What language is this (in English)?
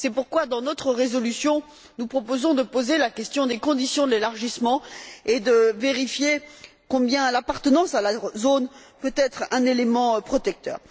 French